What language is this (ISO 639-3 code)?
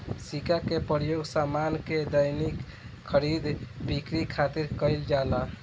bho